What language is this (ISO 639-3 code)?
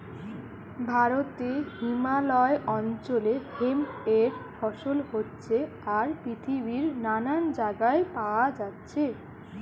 ben